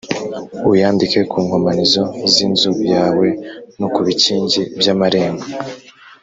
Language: Kinyarwanda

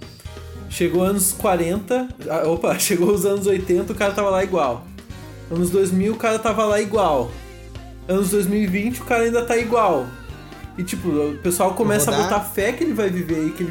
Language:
Portuguese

